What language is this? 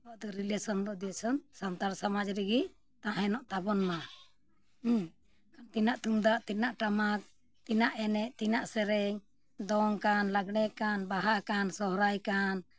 Santali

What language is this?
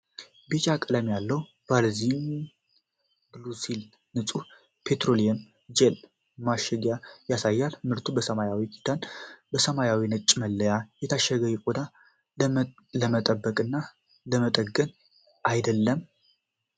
Amharic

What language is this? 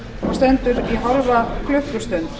Icelandic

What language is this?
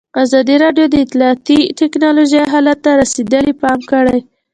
Pashto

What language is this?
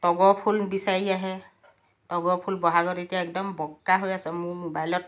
Assamese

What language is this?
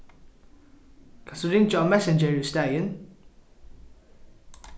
Faroese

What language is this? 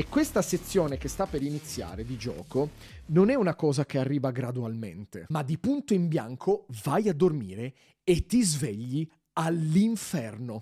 Italian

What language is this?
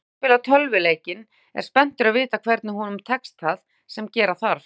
Icelandic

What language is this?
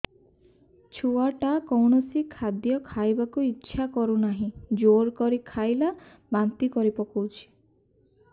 Odia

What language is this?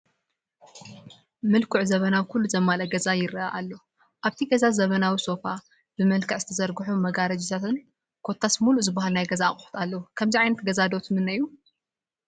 Tigrinya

